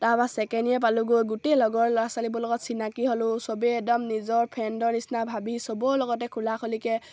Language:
Assamese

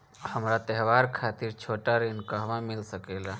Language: Bhojpuri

